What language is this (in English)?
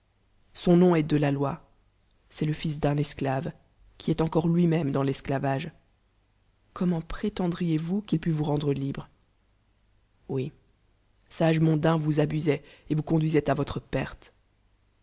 French